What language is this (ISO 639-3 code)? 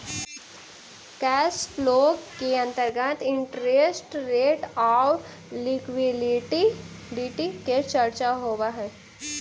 mag